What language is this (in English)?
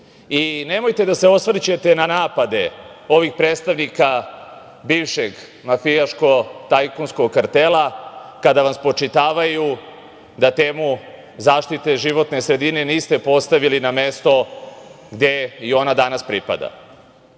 Serbian